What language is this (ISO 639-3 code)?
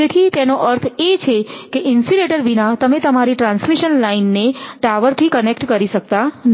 guj